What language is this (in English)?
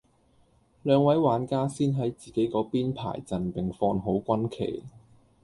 Cantonese